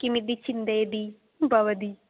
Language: Sanskrit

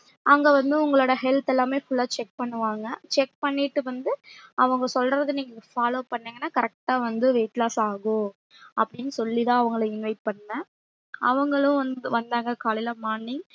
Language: Tamil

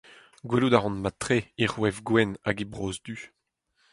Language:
Breton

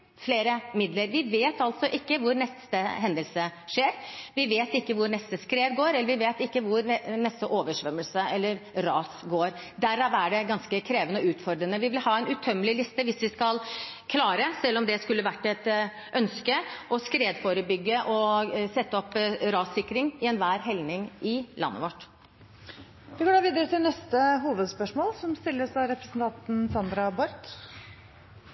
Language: Norwegian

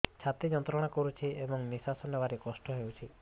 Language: Odia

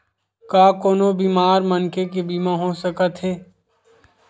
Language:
Chhattisgarhi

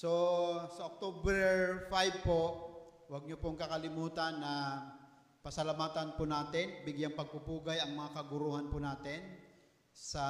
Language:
Filipino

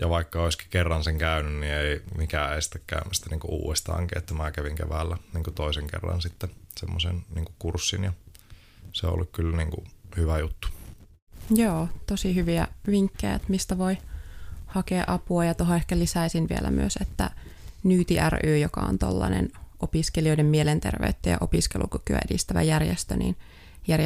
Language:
Finnish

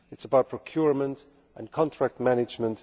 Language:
English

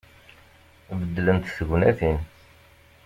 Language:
Kabyle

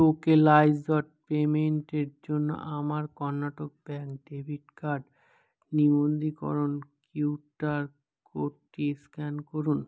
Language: Bangla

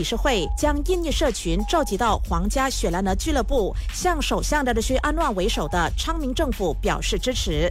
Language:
Chinese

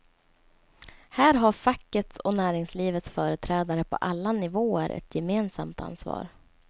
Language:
Swedish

